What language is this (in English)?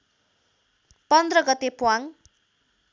Nepali